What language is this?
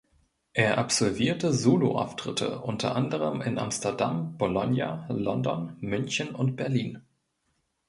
German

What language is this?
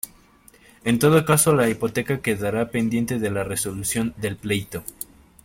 Spanish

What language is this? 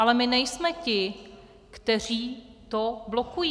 Czech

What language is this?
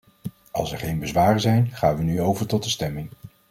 Dutch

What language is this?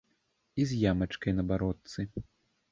Belarusian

